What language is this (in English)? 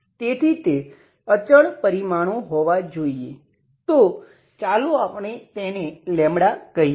Gujarati